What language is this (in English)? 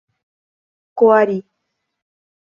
Portuguese